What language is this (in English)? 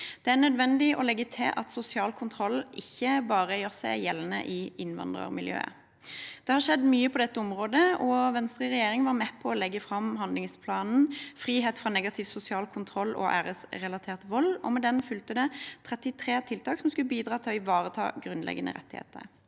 Norwegian